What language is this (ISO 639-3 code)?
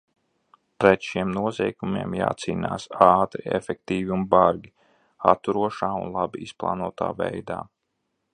lav